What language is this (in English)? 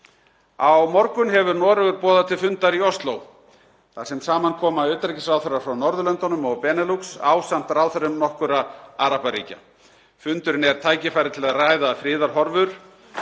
Icelandic